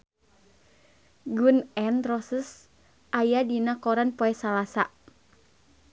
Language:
Sundanese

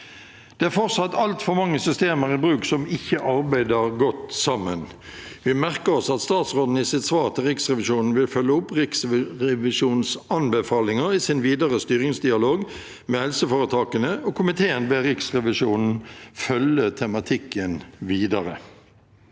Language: Norwegian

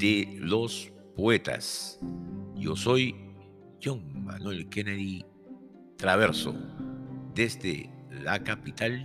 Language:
Spanish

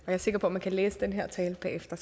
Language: Danish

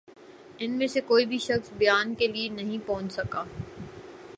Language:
Urdu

